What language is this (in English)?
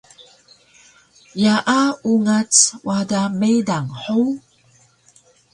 Taroko